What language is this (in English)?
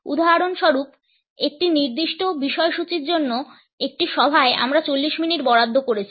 Bangla